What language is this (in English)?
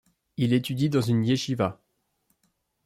French